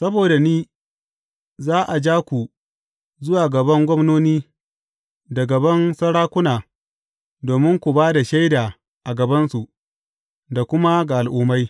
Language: Hausa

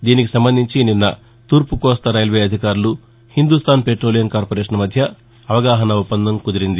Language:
Telugu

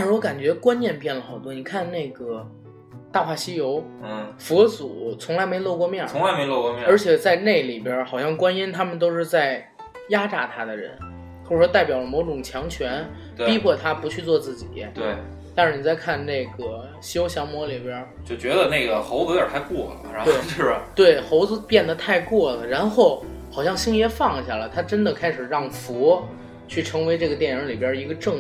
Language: Chinese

